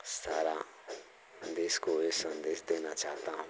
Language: Hindi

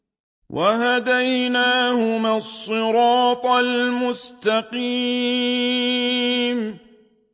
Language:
Arabic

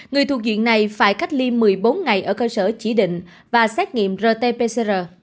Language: Vietnamese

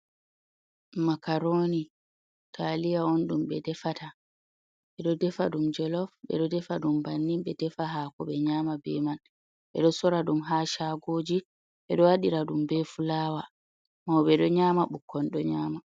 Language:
Fula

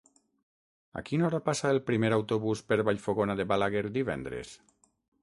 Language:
Catalan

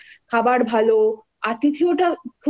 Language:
Bangla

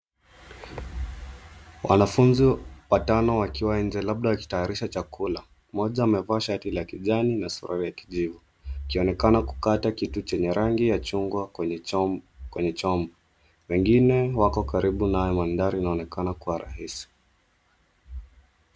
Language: Swahili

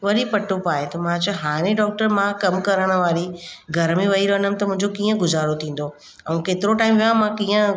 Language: Sindhi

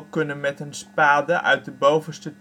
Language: Dutch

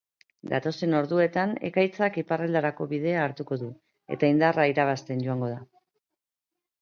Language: Basque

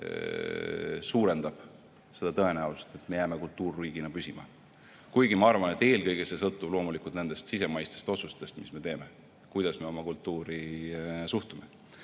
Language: Estonian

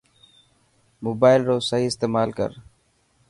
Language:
Dhatki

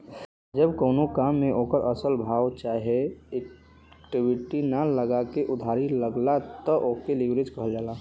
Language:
Bhojpuri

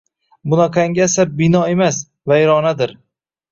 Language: Uzbek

